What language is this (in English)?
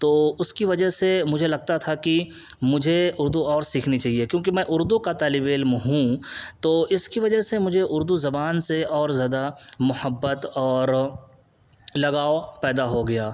Urdu